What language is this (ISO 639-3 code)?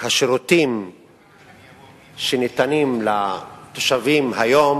heb